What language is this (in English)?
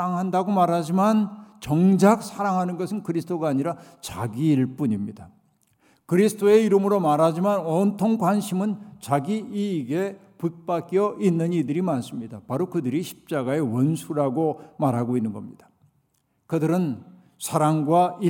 Korean